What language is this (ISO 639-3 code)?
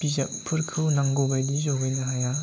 brx